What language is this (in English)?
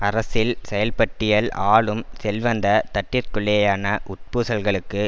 Tamil